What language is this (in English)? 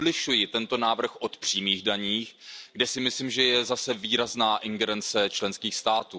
Czech